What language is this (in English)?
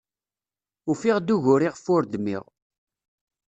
Kabyle